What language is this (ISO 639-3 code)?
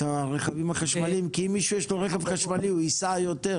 heb